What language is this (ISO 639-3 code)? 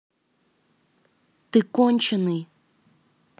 rus